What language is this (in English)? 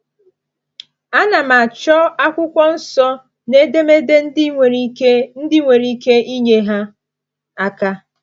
Igbo